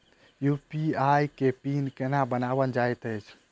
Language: Maithili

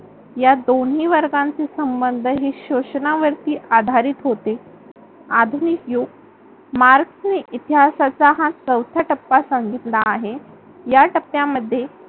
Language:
Marathi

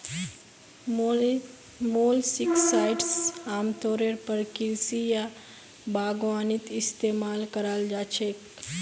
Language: Magahi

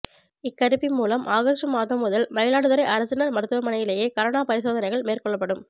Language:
Tamil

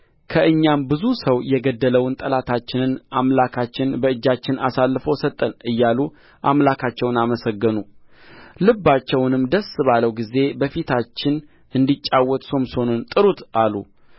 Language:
Amharic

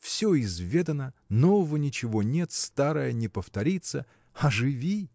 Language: Russian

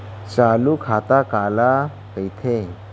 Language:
Chhattisgarhi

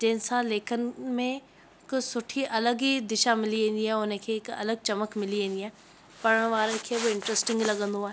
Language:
Sindhi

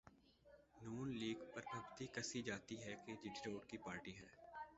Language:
Urdu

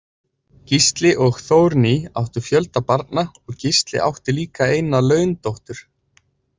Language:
Icelandic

